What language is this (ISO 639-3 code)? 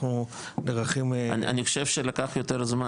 heb